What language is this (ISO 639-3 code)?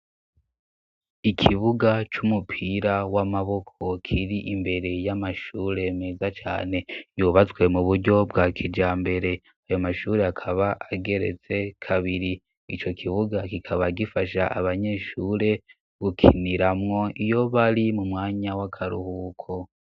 run